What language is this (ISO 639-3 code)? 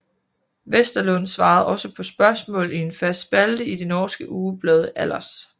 dan